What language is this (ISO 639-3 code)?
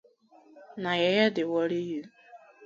pcm